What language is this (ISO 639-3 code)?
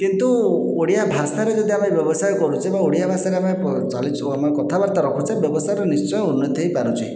ori